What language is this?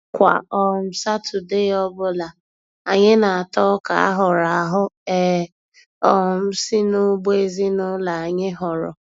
Igbo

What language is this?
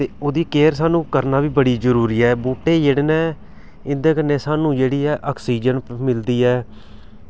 Dogri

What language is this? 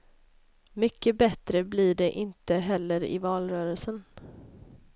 Swedish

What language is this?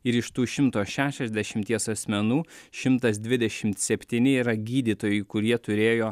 Lithuanian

